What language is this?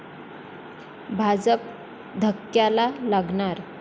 Marathi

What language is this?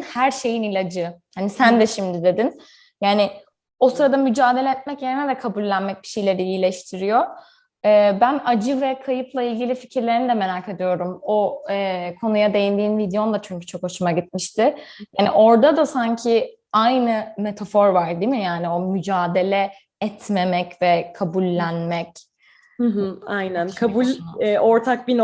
Turkish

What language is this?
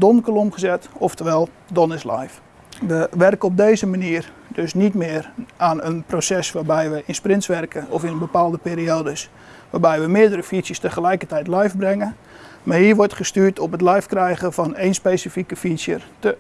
Dutch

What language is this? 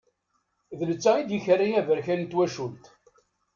Kabyle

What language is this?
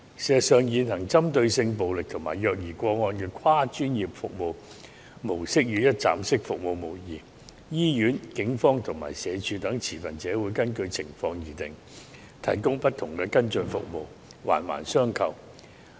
Cantonese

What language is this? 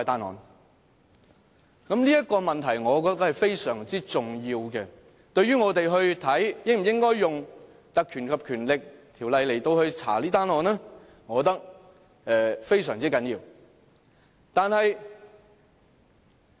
Cantonese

